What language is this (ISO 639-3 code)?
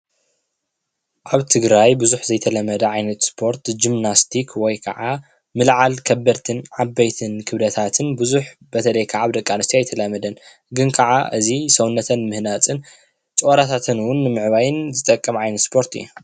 tir